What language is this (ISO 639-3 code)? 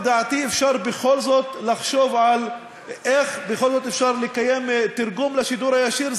heb